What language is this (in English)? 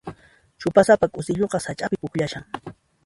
Puno Quechua